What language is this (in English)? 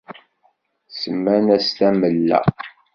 Kabyle